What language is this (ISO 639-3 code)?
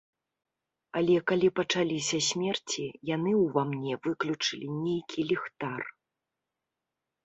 bel